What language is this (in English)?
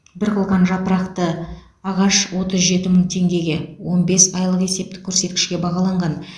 Kazakh